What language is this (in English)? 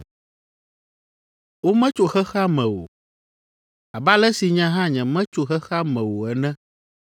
Ewe